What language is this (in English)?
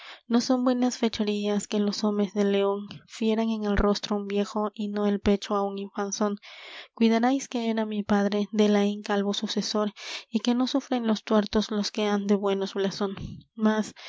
Spanish